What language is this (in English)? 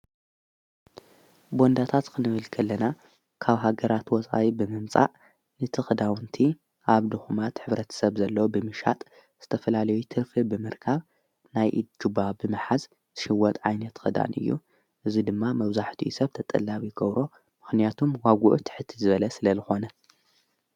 Tigrinya